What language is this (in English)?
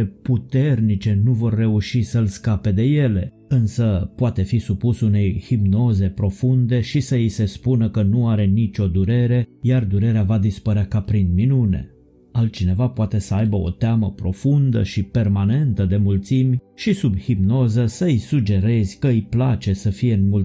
Romanian